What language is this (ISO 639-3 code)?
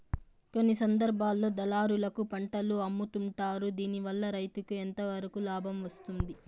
tel